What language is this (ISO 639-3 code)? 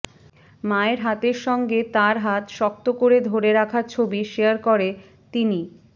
ben